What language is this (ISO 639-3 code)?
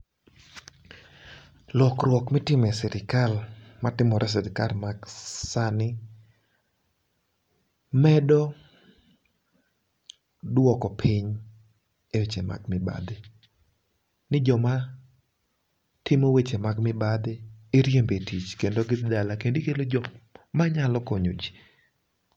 luo